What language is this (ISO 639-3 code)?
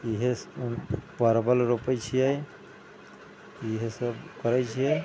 mai